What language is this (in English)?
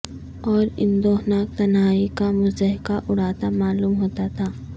Urdu